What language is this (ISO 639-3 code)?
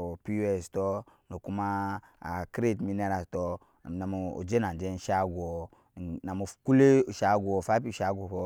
yes